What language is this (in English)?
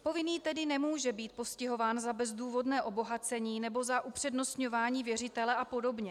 Czech